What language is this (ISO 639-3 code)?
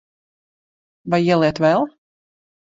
lav